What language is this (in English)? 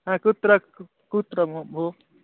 Sanskrit